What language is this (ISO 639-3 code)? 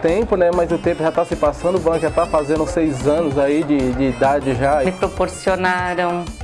por